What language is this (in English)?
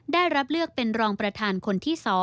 Thai